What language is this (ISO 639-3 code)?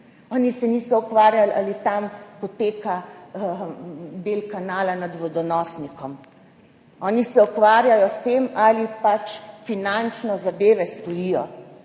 slv